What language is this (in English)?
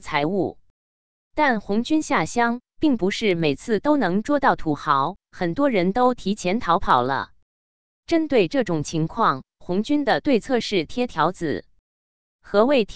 Chinese